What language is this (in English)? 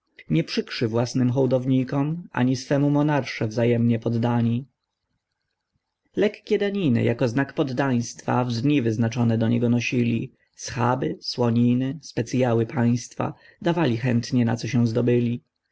Polish